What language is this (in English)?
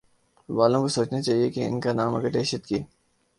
Urdu